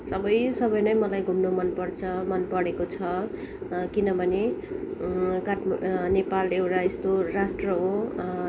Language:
Nepali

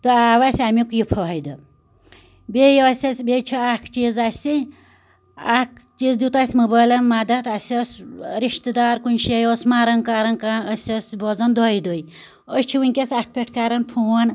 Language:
Kashmiri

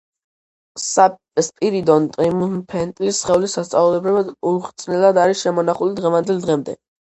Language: Georgian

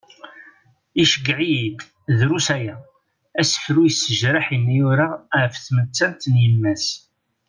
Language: Kabyle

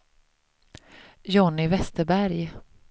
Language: Swedish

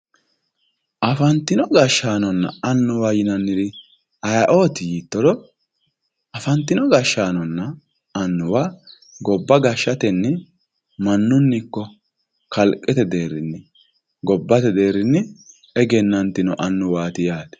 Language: Sidamo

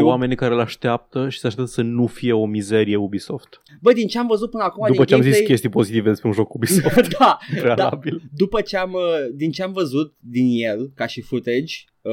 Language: Romanian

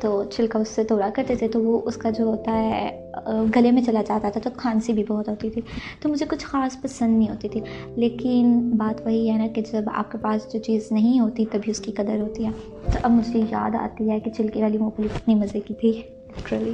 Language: Urdu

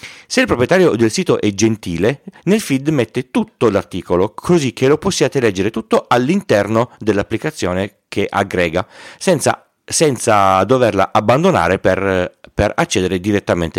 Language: Italian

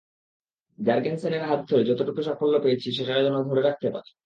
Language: Bangla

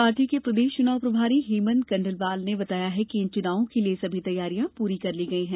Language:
Hindi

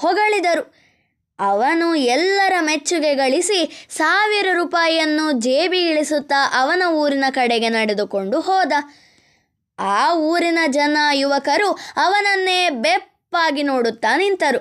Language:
Kannada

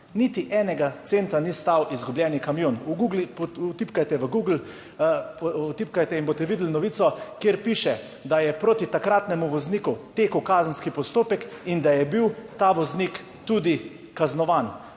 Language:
Slovenian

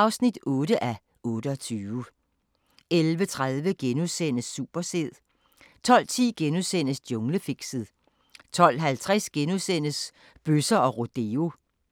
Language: Danish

